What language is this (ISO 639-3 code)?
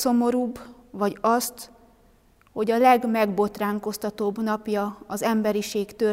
hun